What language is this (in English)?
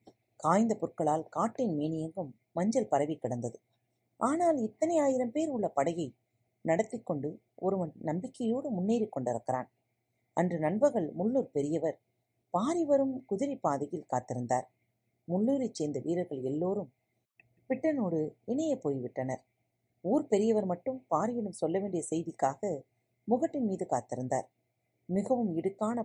Tamil